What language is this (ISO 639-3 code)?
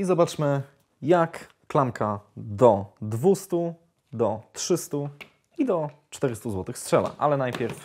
pol